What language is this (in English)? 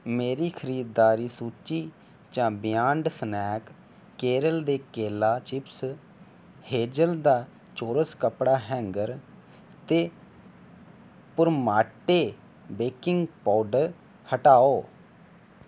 Dogri